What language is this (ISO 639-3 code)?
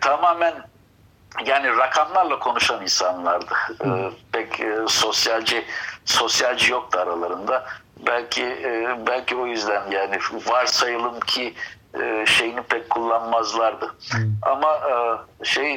tur